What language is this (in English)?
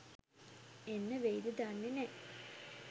Sinhala